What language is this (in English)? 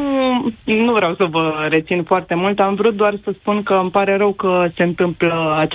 Romanian